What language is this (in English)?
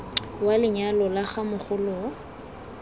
Tswana